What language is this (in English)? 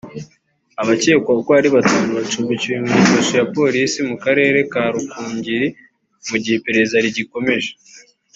Kinyarwanda